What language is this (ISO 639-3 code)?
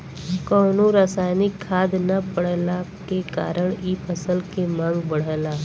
bho